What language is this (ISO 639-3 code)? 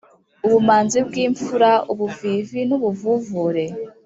kin